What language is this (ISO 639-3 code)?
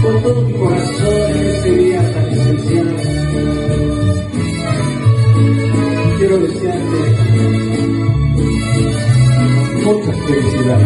spa